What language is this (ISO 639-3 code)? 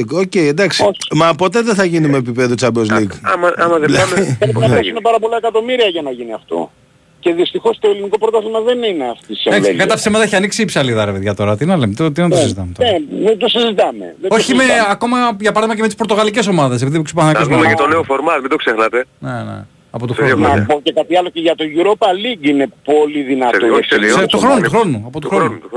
ell